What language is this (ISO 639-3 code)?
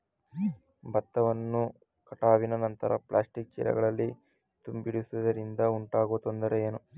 kan